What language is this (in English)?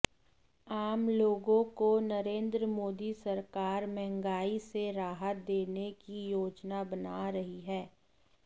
Hindi